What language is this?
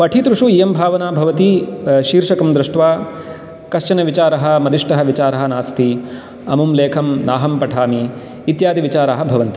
Sanskrit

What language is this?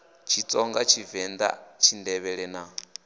Venda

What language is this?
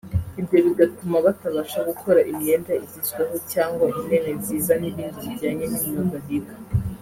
Kinyarwanda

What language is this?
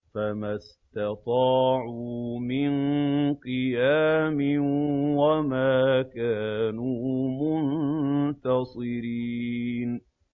Arabic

